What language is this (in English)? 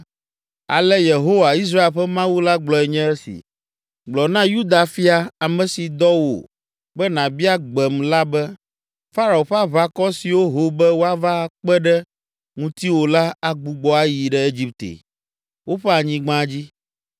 Ewe